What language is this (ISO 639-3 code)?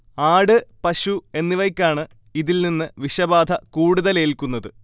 mal